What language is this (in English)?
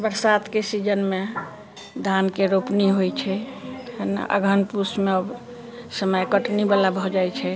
Maithili